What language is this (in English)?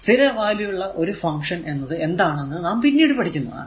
Malayalam